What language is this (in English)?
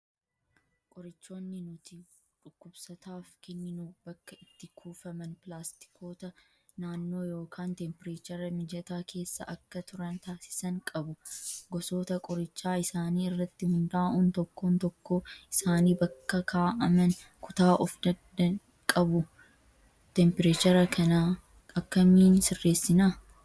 Oromo